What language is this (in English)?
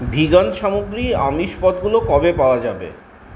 Bangla